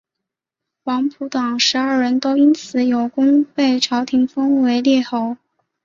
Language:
Chinese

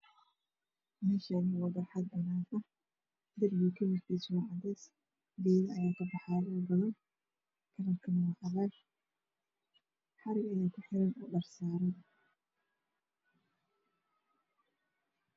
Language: Somali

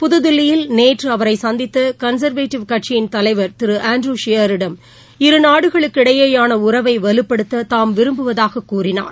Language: Tamil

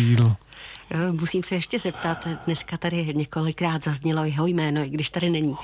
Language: Czech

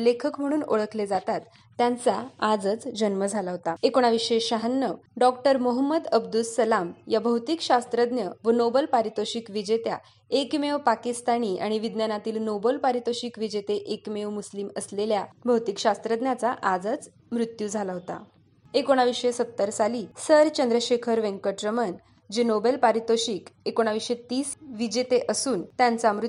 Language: Marathi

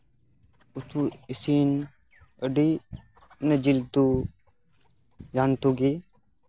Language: Santali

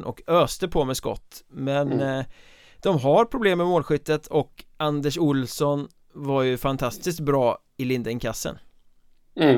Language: Swedish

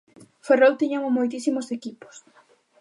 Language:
Galician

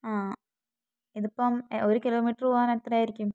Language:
Malayalam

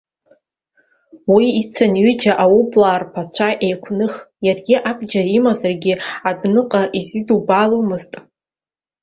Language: Abkhazian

